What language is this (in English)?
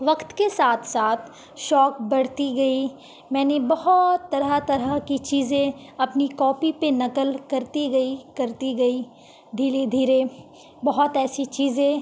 Urdu